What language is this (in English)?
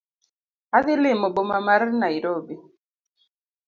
Luo (Kenya and Tanzania)